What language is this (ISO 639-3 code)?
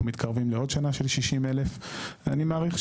heb